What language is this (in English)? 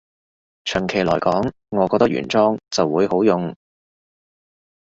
Cantonese